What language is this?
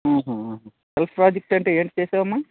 Telugu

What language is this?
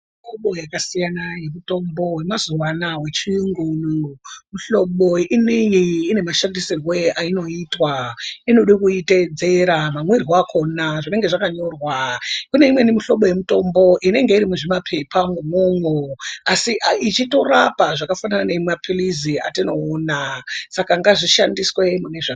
Ndau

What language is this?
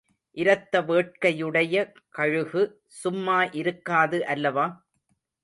Tamil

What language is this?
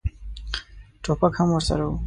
Pashto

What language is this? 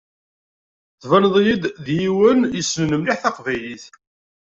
Kabyle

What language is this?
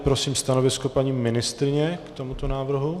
Czech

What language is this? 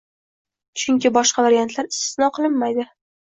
Uzbek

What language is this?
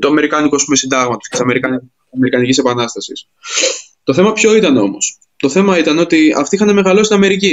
Greek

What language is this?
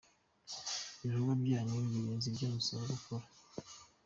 Kinyarwanda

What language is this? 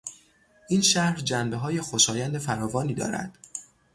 Persian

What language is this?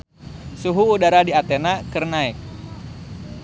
Sundanese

